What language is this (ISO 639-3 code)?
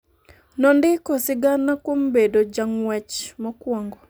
luo